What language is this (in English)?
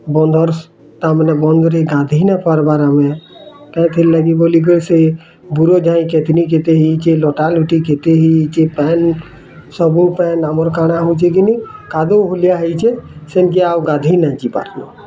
Odia